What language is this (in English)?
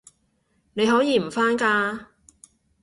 Cantonese